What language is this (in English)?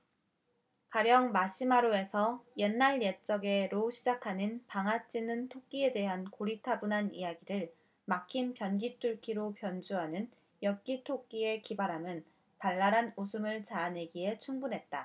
Korean